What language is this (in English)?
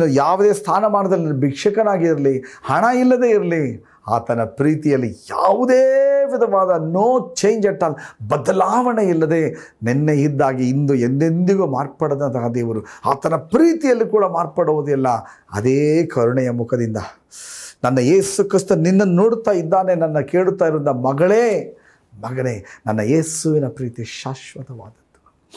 Kannada